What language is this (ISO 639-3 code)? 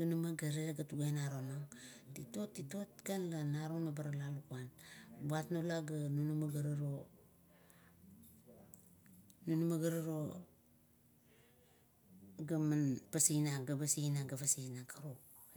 kto